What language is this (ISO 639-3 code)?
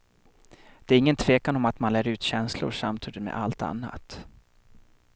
swe